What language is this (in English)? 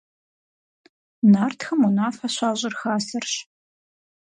Kabardian